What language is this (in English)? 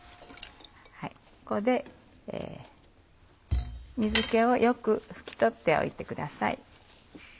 Japanese